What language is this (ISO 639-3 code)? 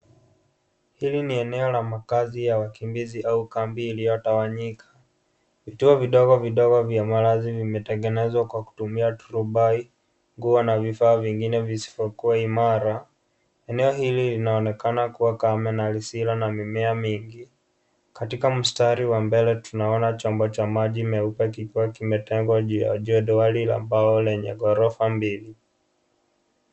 swa